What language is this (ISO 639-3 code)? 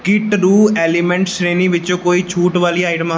pan